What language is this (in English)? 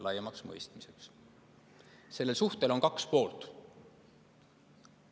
Estonian